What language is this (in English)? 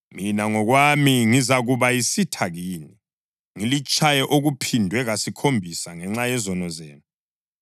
North Ndebele